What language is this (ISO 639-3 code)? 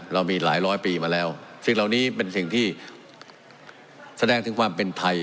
tha